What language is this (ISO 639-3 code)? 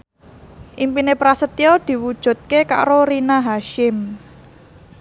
jav